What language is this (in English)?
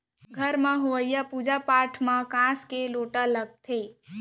Chhattisgarhi